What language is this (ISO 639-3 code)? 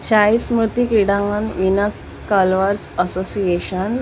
mar